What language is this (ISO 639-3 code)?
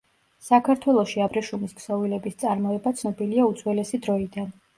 kat